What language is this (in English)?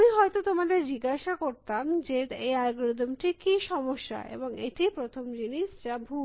Bangla